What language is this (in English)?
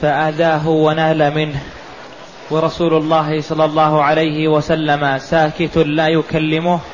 Arabic